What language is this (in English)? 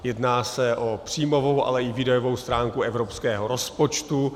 Czech